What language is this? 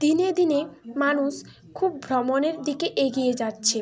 Bangla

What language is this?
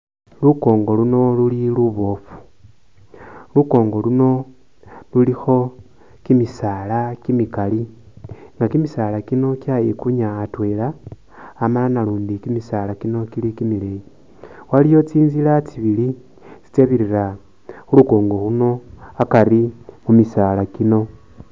Masaaba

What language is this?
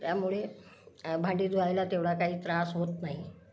Marathi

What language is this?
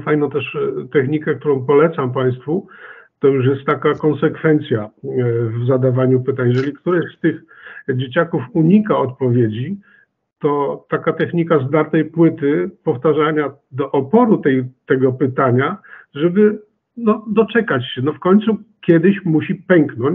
Polish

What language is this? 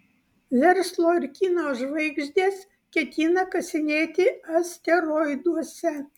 Lithuanian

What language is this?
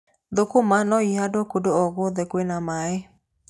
Kikuyu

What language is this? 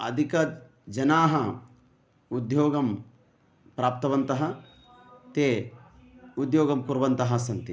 Sanskrit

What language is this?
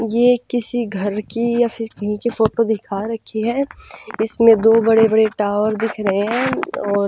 Hindi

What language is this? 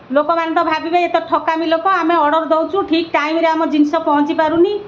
Odia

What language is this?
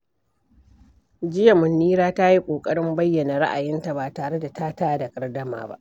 Hausa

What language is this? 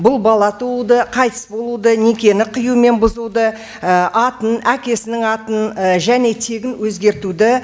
Kazakh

